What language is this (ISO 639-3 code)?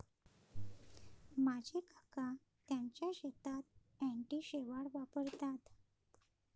mar